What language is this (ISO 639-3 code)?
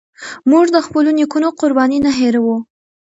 pus